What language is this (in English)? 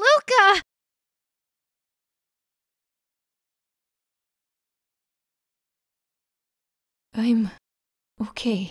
English